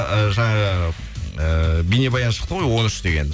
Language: Kazakh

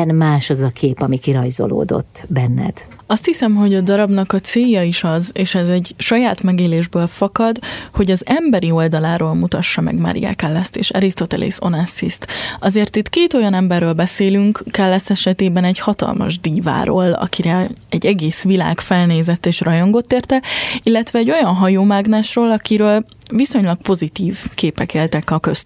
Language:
Hungarian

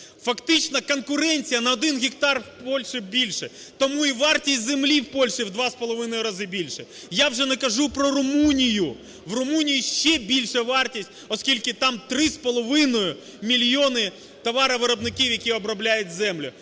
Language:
Ukrainian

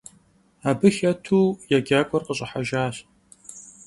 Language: Kabardian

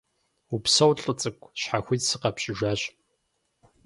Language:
Kabardian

